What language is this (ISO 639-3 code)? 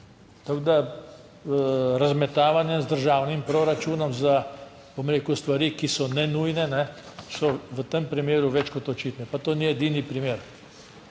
slv